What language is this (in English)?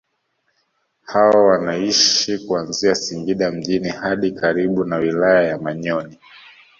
Swahili